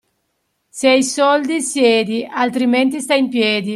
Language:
Italian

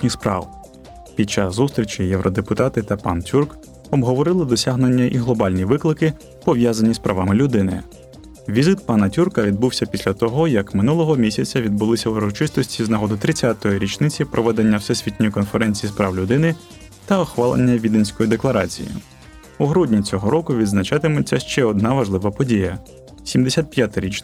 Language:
Ukrainian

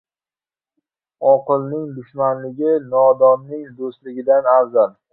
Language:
Uzbek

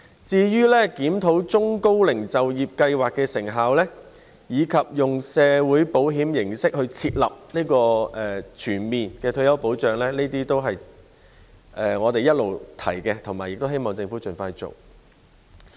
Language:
Cantonese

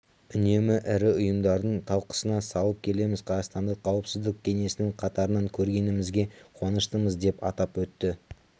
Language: Kazakh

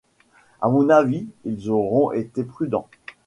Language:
French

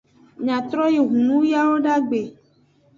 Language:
Aja (Benin)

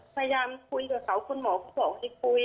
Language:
Thai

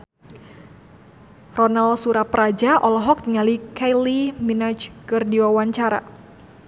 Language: Sundanese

